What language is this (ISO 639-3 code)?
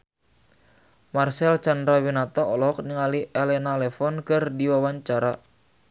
sun